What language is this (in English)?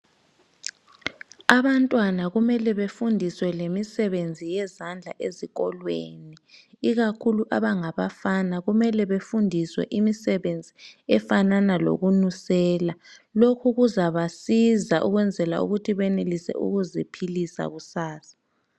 North Ndebele